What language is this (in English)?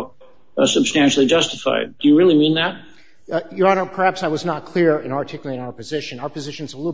English